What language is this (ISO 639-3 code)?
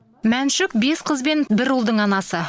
kaz